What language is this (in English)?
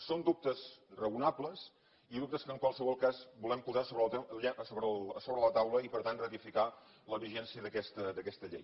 Catalan